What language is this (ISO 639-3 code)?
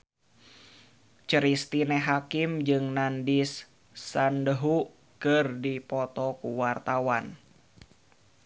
sun